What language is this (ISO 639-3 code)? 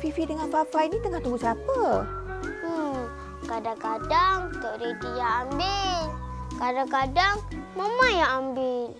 msa